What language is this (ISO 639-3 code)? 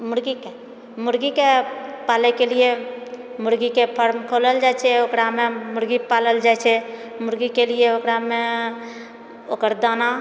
mai